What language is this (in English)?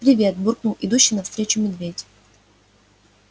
Russian